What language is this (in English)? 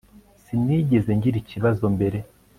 Kinyarwanda